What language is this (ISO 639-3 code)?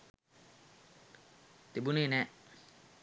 sin